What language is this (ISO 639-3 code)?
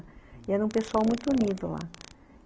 por